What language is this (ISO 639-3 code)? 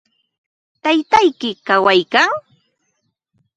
qva